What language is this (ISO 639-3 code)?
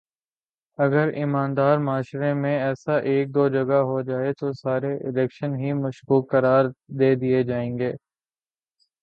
urd